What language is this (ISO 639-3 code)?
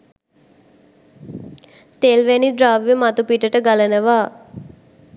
sin